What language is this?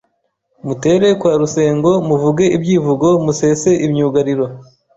Kinyarwanda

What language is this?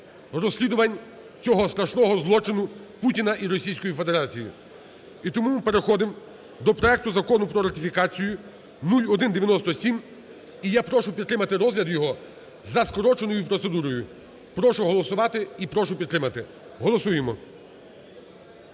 Ukrainian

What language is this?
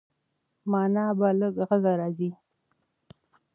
Pashto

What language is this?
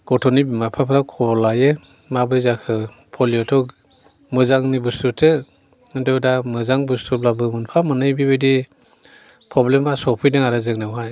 Bodo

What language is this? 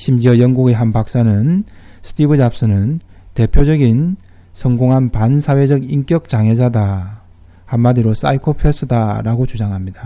Korean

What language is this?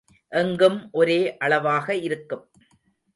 Tamil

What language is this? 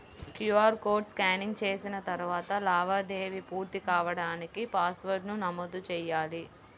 Telugu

